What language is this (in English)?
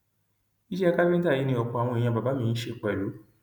Yoruba